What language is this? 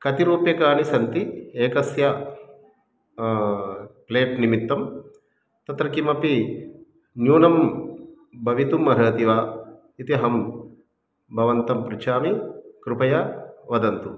Sanskrit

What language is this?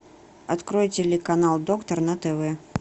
Russian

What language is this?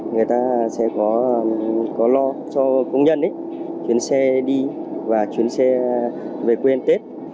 Vietnamese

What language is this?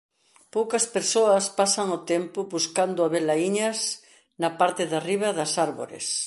Galician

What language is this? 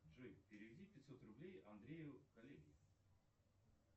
Russian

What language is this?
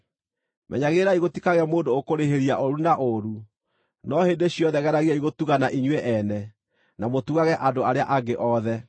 Kikuyu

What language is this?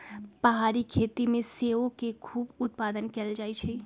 Magahi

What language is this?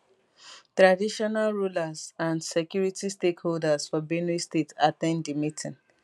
Nigerian Pidgin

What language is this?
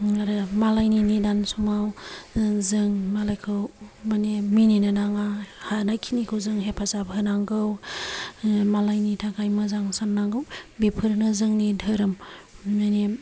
Bodo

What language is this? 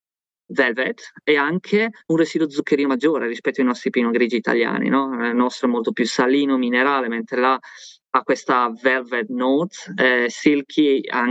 Italian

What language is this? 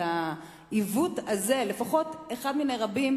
Hebrew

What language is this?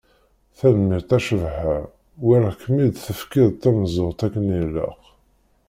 Kabyle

